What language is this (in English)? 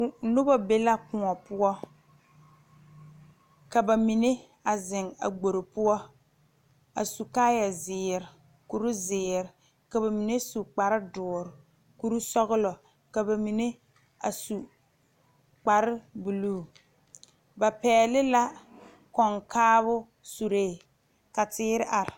Southern Dagaare